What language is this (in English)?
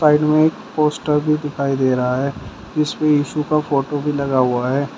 Hindi